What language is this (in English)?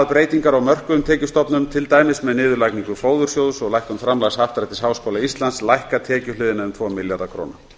Icelandic